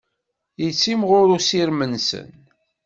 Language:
Kabyle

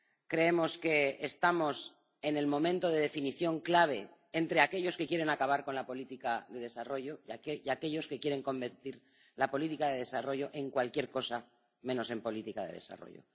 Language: Spanish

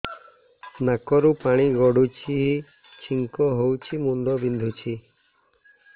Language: Odia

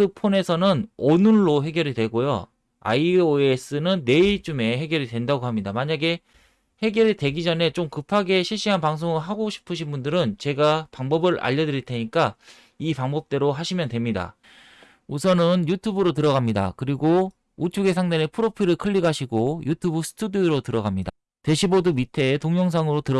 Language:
Korean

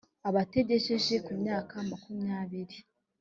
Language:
Kinyarwanda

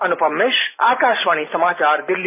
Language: Hindi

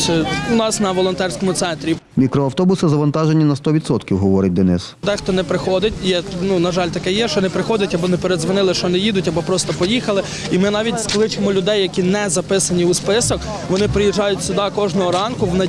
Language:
Ukrainian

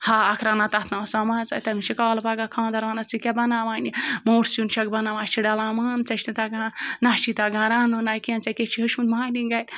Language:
Kashmiri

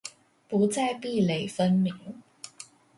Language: Chinese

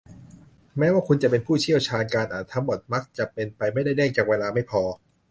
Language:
Thai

